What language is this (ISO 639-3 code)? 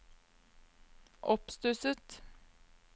nor